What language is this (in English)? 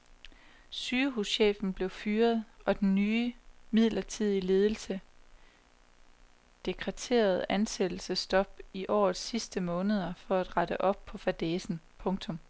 Danish